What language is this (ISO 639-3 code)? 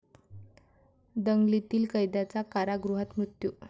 mar